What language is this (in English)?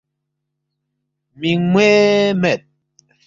Balti